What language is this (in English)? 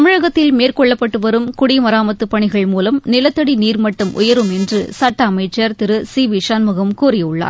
Tamil